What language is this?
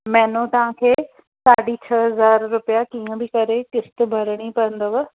Sindhi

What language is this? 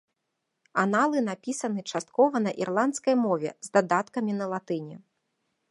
Belarusian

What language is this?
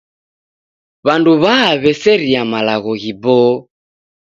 Taita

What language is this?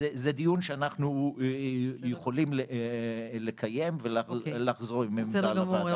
Hebrew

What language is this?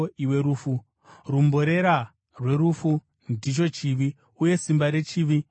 Shona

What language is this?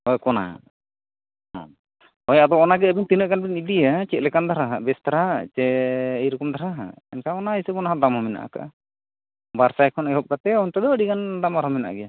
Santali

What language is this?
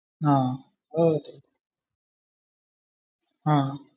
Malayalam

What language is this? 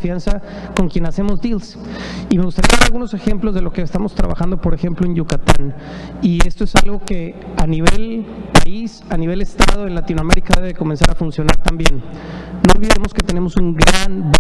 Spanish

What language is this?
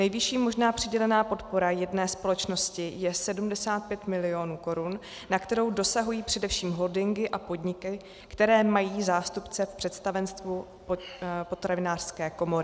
Czech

